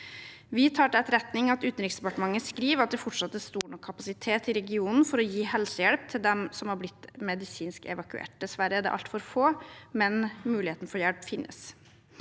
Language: Norwegian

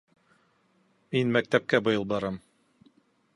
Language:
Bashkir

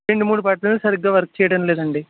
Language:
Telugu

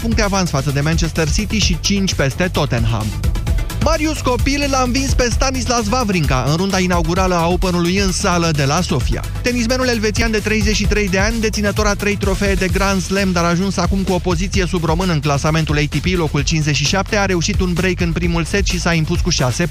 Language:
Romanian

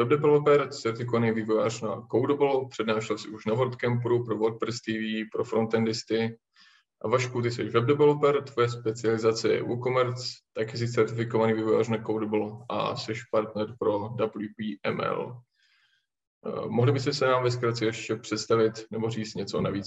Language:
Czech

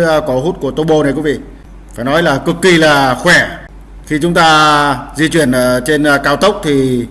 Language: Vietnamese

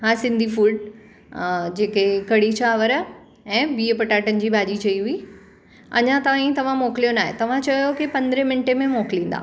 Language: Sindhi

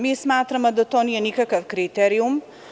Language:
Serbian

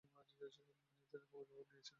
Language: Bangla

